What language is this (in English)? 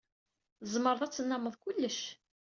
Kabyle